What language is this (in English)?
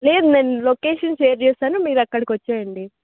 Telugu